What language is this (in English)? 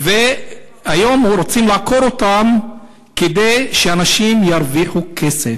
Hebrew